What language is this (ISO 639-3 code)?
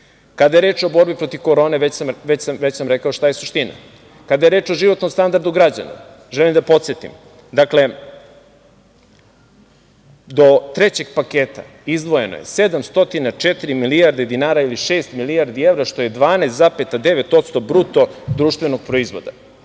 srp